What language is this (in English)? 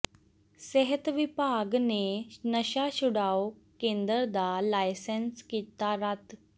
Punjabi